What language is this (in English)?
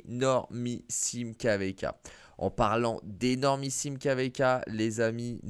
French